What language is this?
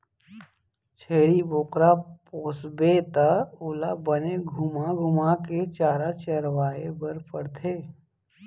Chhattisgarhi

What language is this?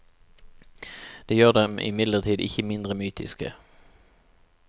Norwegian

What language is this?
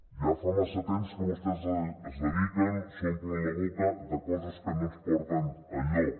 Catalan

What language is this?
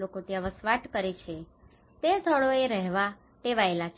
Gujarati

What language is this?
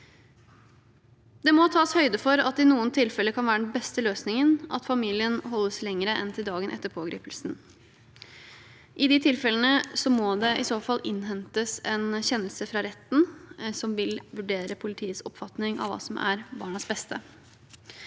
Norwegian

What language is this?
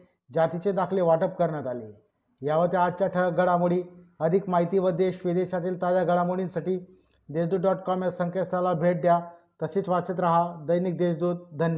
Marathi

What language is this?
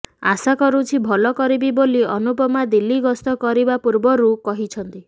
Odia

